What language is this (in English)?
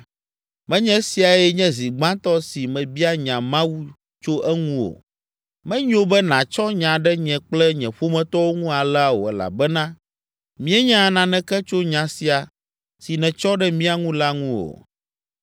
Ewe